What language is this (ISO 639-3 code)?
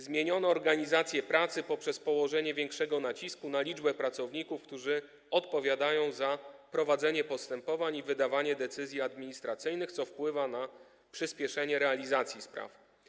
pol